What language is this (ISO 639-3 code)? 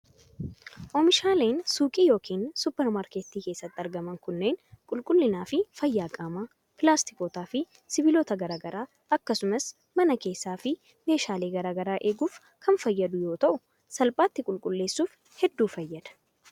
orm